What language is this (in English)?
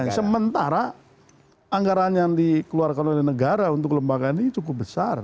Indonesian